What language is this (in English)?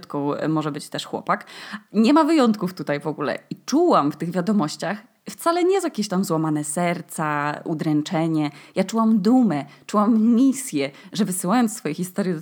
Polish